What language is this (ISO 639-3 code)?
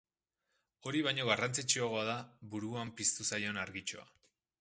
eus